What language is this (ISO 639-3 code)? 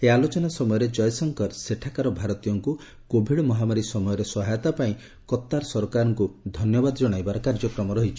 ori